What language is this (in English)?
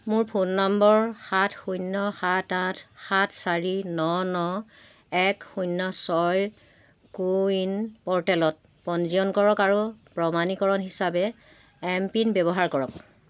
Assamese